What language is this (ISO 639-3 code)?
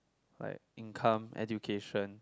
eng